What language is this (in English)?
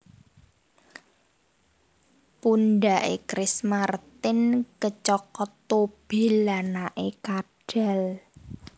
Javanese